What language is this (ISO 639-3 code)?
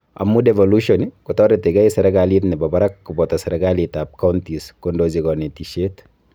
kln